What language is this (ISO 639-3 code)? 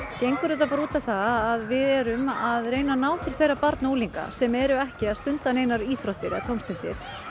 isl